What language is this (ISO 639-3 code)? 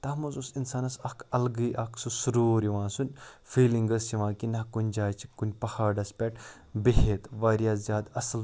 kas